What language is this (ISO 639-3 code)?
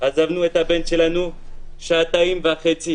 heb